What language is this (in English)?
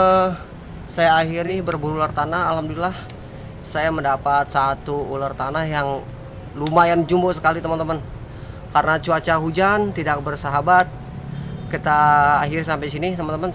Indonesian